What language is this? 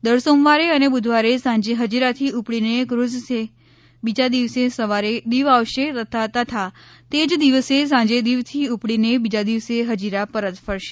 Gujarati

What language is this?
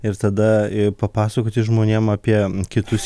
Lithuanian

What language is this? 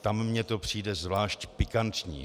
Czech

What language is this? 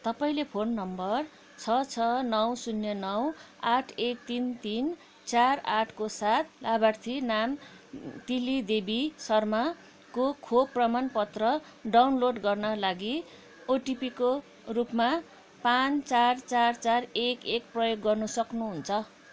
Nepali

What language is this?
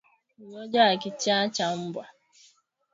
Swahili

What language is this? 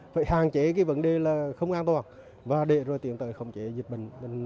Vietnamese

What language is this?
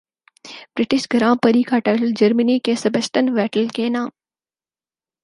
Urdu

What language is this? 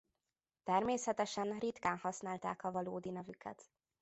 Hungarian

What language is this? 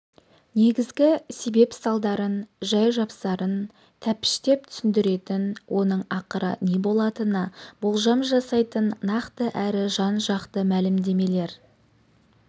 Kazakh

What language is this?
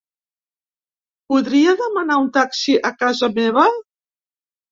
Catalan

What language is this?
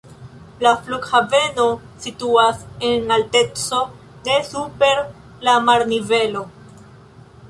Esperanto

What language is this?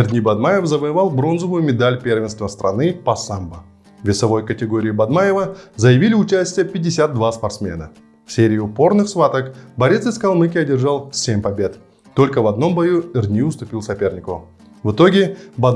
Russian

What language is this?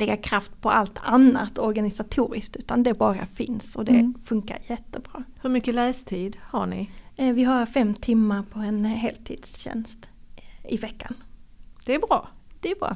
Swedish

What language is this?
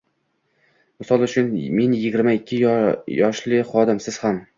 Uzbek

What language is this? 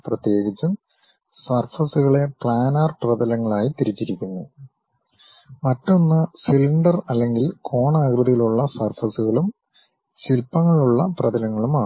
Malayalam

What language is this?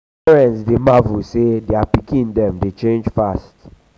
Nigerian Pidgin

